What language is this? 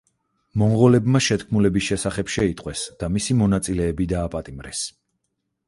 Georgian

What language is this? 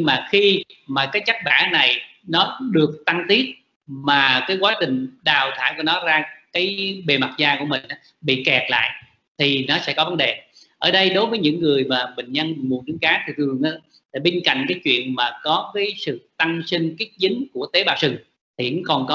Vietnamese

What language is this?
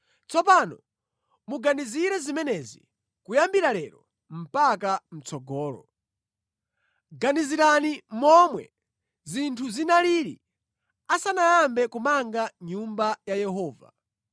Nyanja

